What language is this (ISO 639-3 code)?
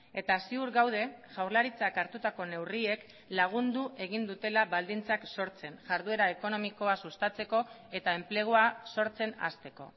eus